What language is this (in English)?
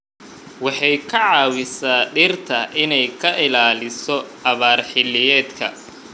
Somali